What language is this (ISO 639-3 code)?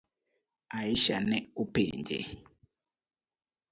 luo